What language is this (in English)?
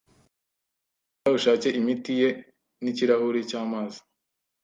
Kinyarwanda